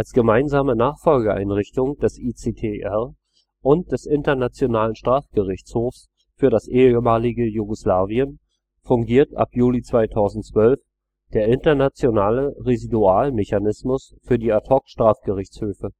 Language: German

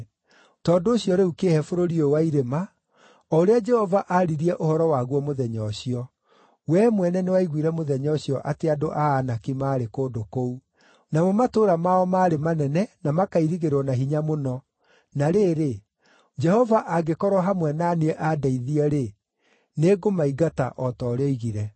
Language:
Kikuyu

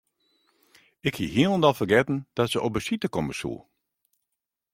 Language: Western Frisian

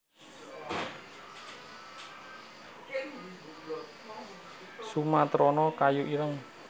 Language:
Javanese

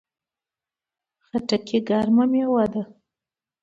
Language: Pashto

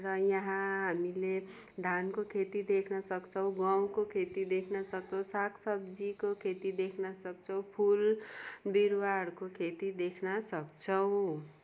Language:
Nepali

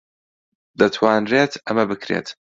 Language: Central Kurdish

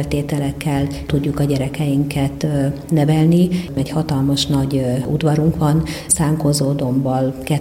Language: Hungarian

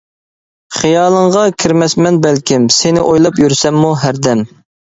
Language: Uyghur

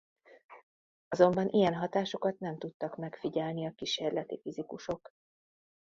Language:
Hungarian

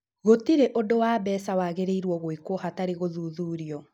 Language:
Kikuyu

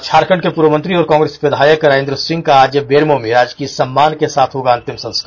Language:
Hindi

